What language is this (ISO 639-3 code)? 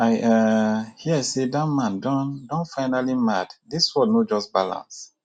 pcm